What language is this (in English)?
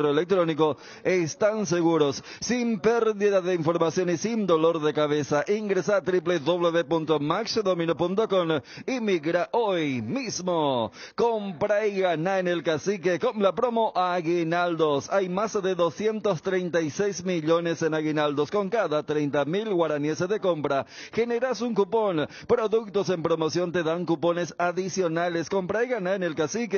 Spanish